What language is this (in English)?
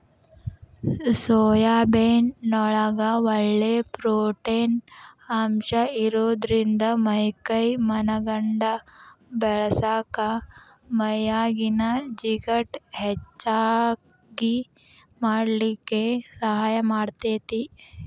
Kannada